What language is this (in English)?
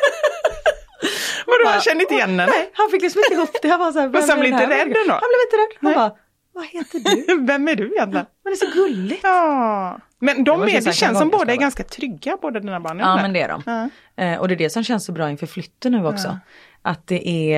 Swedish